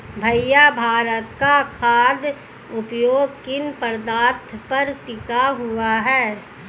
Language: Hindi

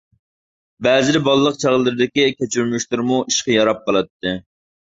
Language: Uyghur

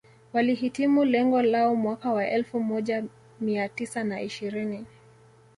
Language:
Swahili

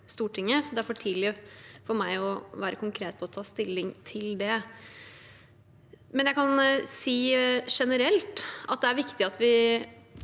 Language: Norwegian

